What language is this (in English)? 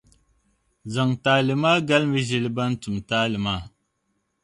Dagbani